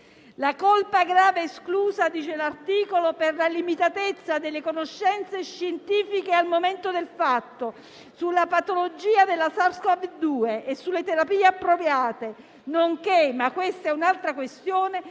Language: Italian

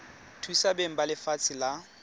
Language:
Tswana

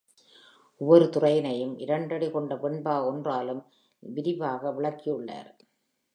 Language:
Tamil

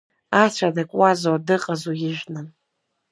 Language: Abkhazian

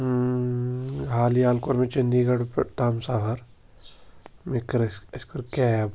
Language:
Kashmiri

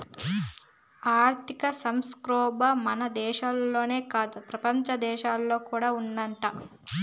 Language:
Telugu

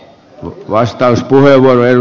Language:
Finnish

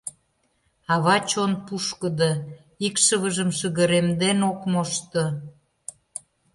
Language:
Mari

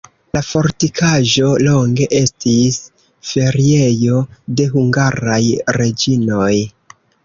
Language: Esperanto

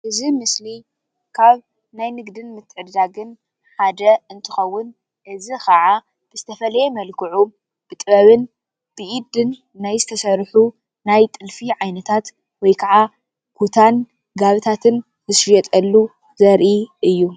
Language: Tigrinya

